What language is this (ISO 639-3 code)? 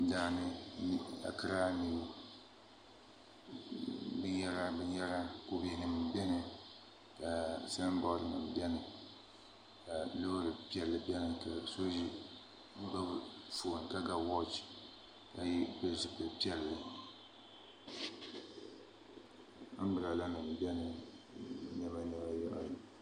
dag